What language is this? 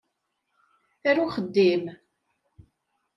Kabyle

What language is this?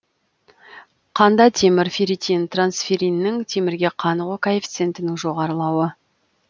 Kazakh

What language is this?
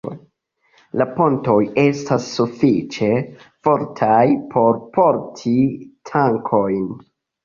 Esperanto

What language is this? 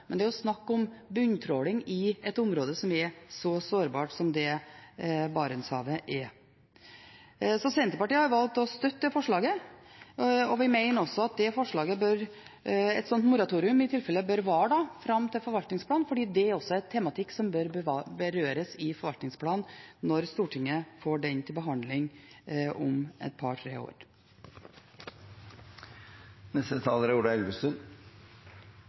Norwegian Bokmål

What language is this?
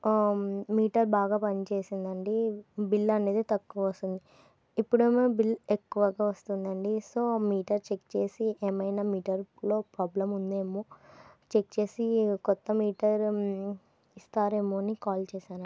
Telugu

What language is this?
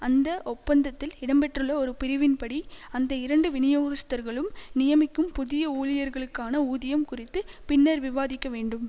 Tamil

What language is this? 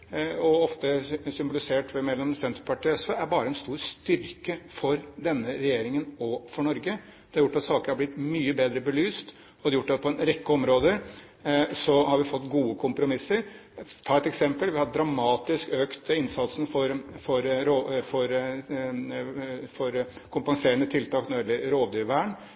Norwegian Bokmål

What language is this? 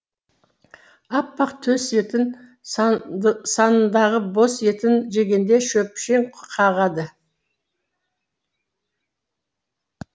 Kazakh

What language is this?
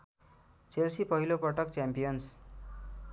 Nepali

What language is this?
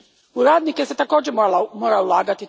Croatian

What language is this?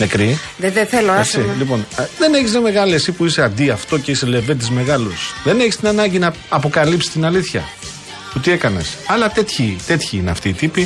Greek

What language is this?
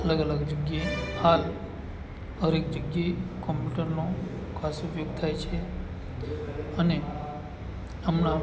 Gujarati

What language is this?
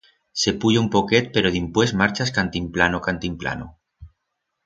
Aragonese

